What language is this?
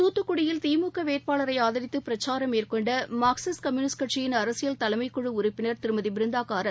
Tamil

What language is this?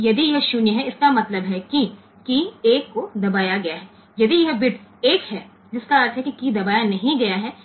Gujarati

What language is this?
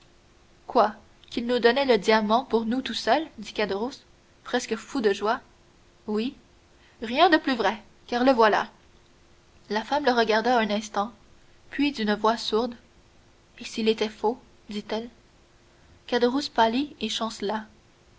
French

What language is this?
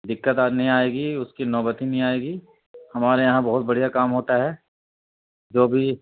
Urdu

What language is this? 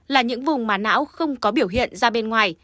Vietnamese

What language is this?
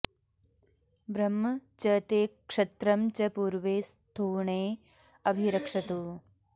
Sanskrit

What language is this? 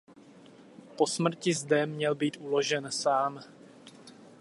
Czech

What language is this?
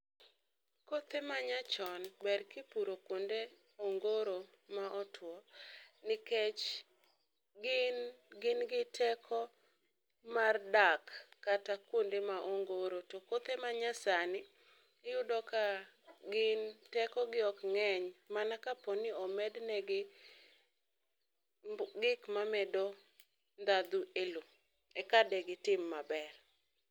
Luo (Kenya and Tanzania)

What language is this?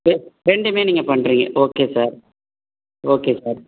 Tamil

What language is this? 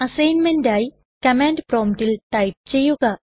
Malayalam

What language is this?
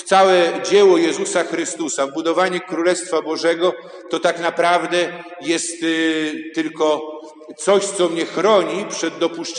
Polish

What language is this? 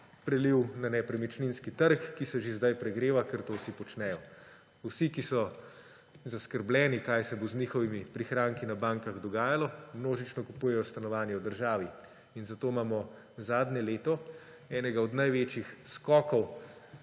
Slovenian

